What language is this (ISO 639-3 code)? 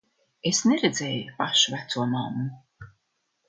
lav